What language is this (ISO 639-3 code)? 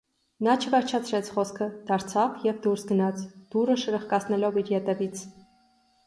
hye